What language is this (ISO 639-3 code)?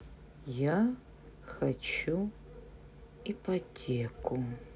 rus